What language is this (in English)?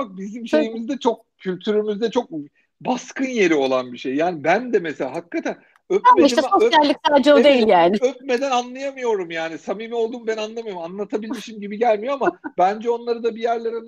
Turkish